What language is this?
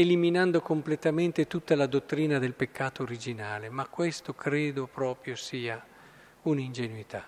Italian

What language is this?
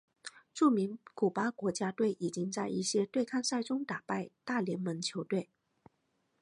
Chinese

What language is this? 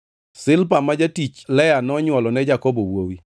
Luo (Kenya and Tanzania)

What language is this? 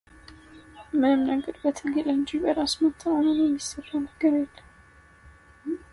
Amharic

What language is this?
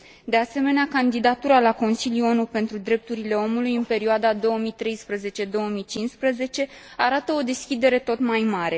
Romanian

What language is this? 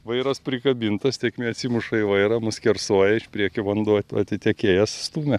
Lithuanian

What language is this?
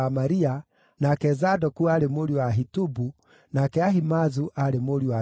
Kikuyu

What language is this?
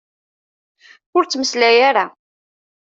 Kabyle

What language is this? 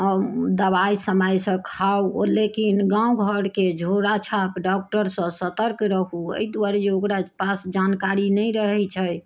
Maithili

